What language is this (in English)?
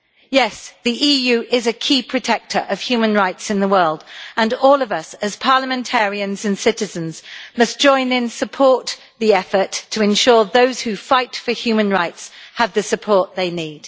English